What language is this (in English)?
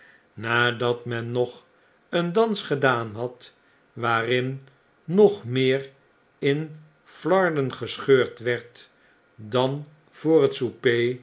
Dutch